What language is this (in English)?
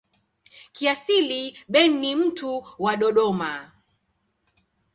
Swahili